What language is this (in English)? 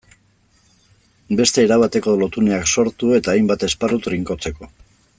Basque